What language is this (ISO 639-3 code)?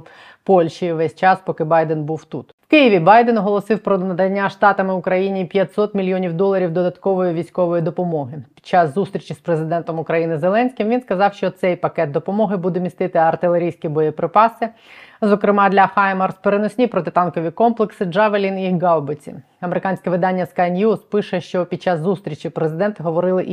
ukr